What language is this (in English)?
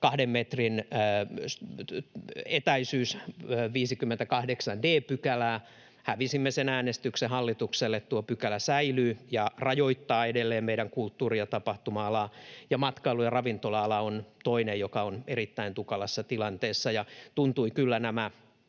Finnish